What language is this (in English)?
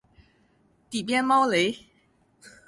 Chinese